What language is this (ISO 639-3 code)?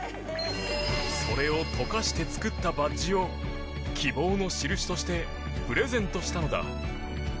jpn